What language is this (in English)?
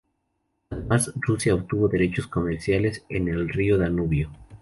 Spanish